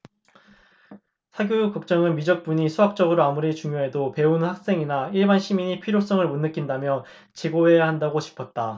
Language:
Korean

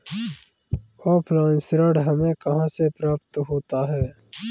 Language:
Hindi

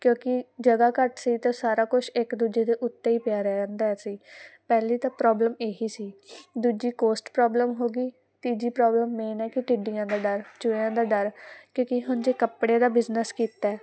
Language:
Punjabi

